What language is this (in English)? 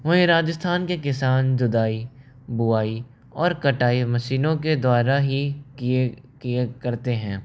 Hindi